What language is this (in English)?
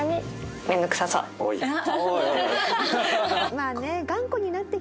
Japanese